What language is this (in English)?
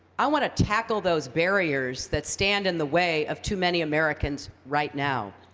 English